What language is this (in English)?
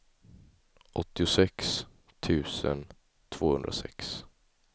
Swedish